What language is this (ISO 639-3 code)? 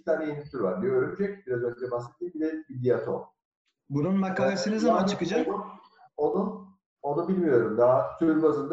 tur